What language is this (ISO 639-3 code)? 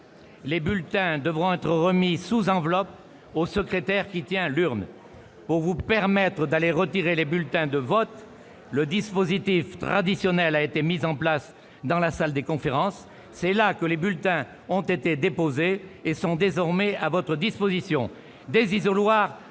fra